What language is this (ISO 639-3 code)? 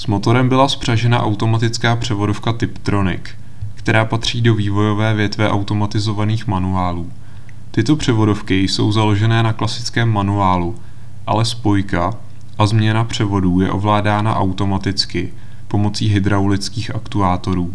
ces